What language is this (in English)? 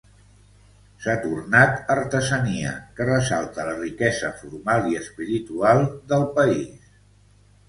Catalan